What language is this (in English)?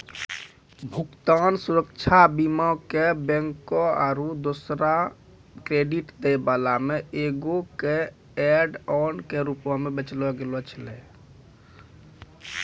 Maithili